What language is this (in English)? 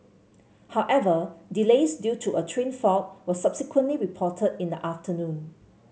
English